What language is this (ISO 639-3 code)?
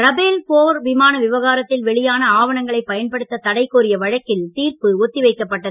tam